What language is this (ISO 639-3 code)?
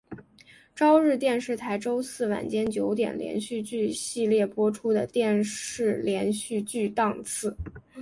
zho